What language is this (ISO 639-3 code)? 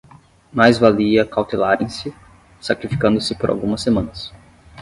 por